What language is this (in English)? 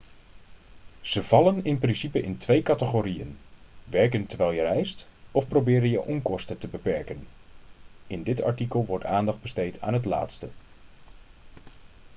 Dutch